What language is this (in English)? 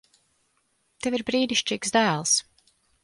Latvian